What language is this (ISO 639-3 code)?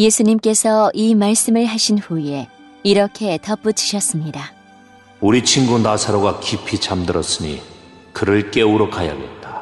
kor